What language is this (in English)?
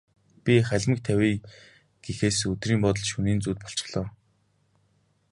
Mongolian